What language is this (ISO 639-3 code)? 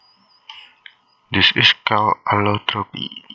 jav